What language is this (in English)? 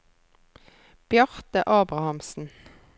Norwegian